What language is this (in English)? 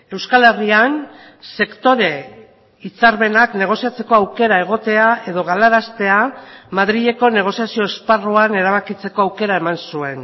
Basque